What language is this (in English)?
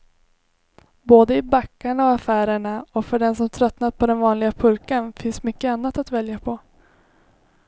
Swedish